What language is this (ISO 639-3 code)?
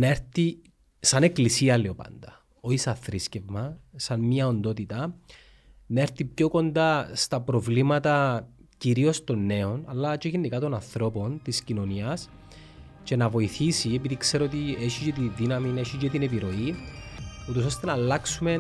ell